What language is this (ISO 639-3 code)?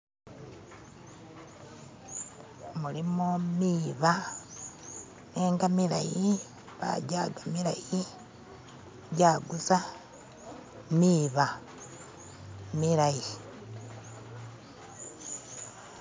myx